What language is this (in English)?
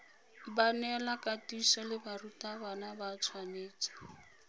Tswana